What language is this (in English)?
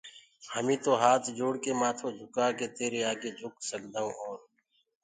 Gurgula